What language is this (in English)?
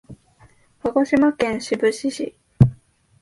Japanese